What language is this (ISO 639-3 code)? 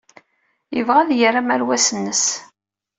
kab